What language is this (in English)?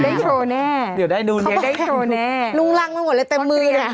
Thai